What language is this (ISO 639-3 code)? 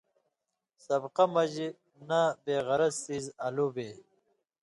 mvy